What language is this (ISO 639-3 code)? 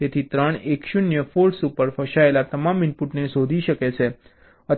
guj